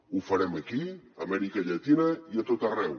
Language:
Catalan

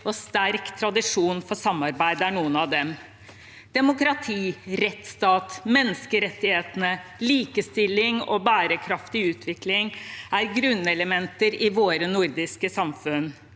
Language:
Norwegian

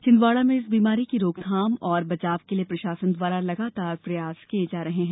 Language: Hindi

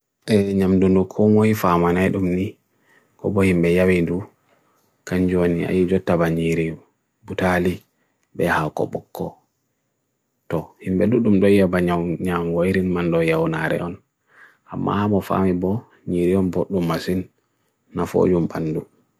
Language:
Bagirmi Fulfulde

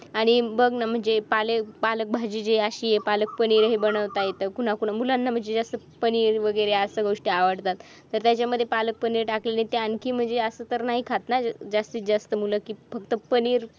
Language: Marathi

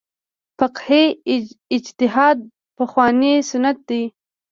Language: Pashto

